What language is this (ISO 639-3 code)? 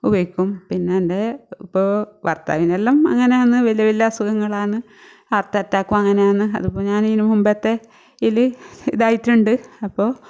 mal